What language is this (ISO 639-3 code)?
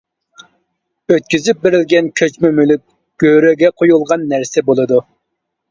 uig